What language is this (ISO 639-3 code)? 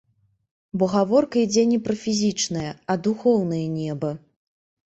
bel